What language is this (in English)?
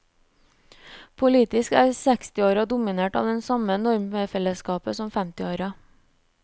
Norwegian